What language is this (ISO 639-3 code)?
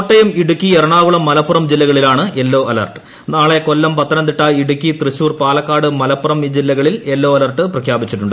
mal